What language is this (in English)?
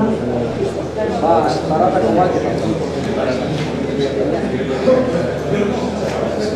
Greek